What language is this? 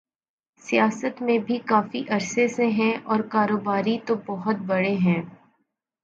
Urdu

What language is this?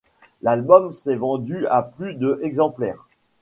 French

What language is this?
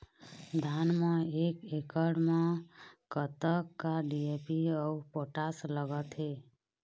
Chhattisgarhi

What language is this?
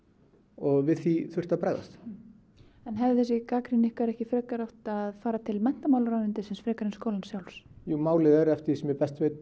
Icelandic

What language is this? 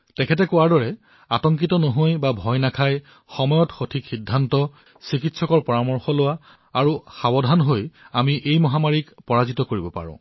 Assamese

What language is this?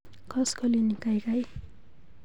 Kalenjin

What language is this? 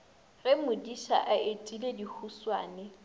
Northern Sotho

